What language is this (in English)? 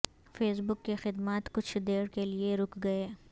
Urdu